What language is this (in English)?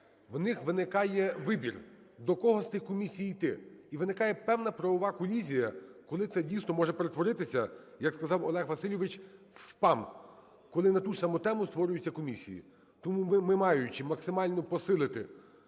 Ukrainian